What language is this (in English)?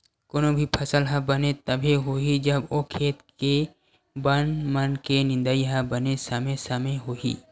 Chhattisgarhi